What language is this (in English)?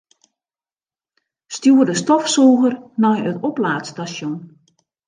Western Frisian